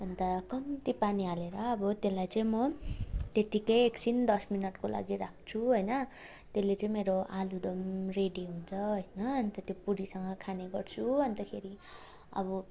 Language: Nepali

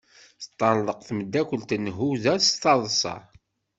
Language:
Kabyle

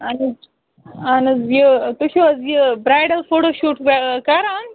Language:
Kashmiri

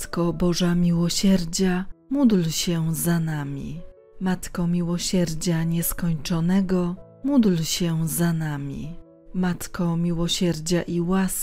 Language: Polish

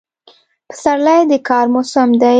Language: Pashto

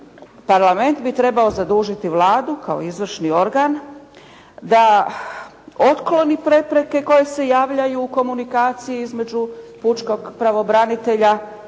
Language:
Croatian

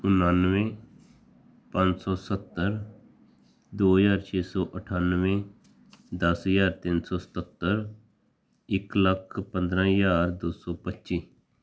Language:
Punjabi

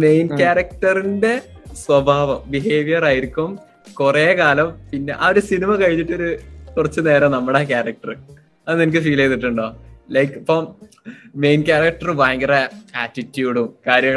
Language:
Malayalam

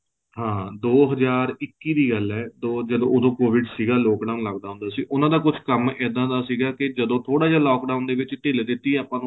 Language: Punjabi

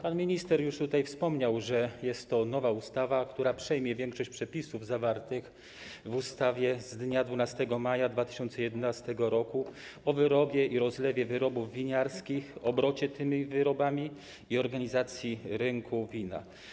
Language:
Polish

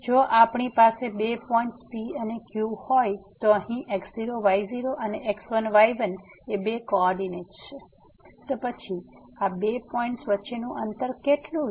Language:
Gujarati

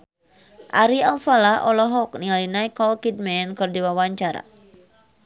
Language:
Sundanese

